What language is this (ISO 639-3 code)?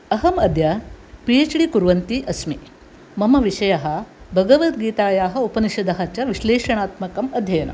san